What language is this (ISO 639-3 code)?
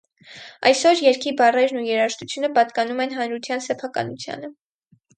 hye